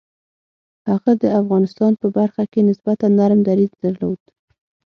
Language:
Pashto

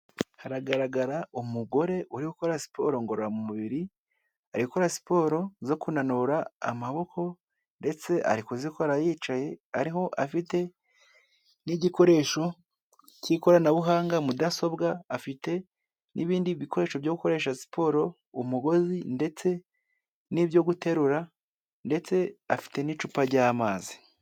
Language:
Kinyarwanda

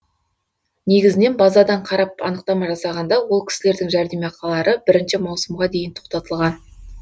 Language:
Kazakh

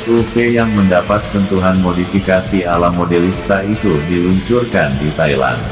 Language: Indonesian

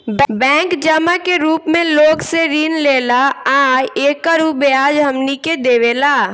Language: Bhojpuri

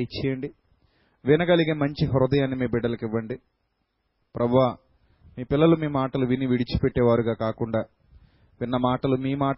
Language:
Telugu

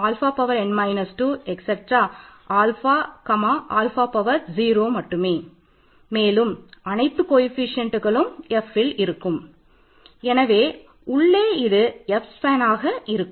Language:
Tamil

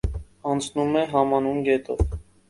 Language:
Armenian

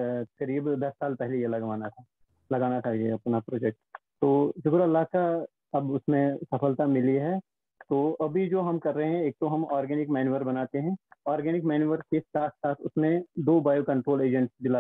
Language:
Hindi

